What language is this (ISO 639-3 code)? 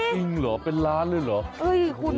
tha